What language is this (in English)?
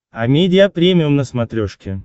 Russian